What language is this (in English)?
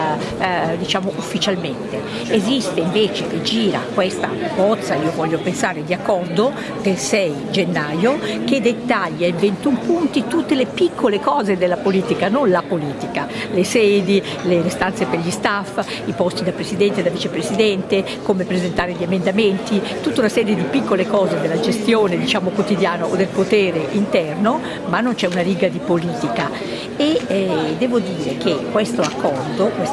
Italian